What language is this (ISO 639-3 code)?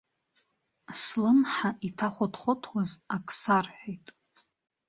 abk